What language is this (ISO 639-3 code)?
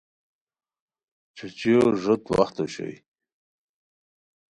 khw